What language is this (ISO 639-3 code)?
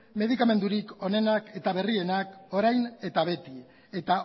eus